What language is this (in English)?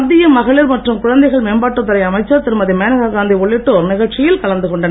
Tamil